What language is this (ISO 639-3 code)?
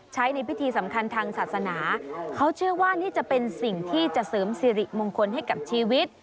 tha